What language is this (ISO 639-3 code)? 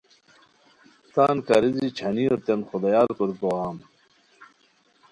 khw